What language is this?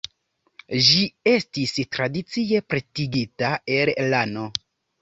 Esperanto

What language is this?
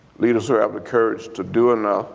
English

